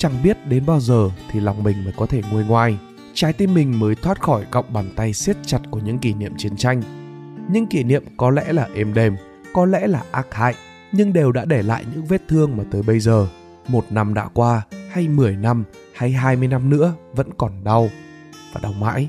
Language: Vietnamese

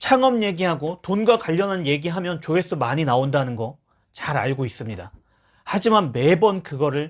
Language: Korean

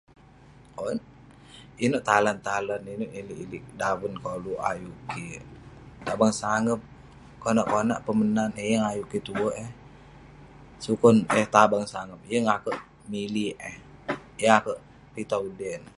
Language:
Western Penan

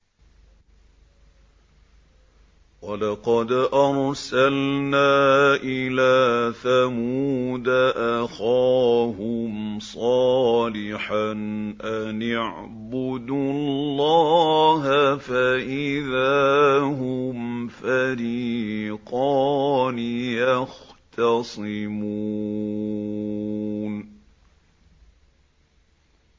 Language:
Arabic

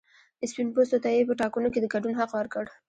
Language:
Pashto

